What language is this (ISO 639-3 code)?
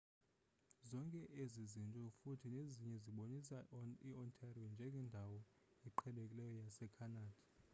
xho